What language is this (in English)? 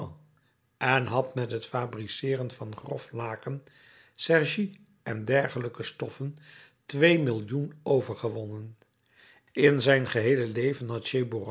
Dutch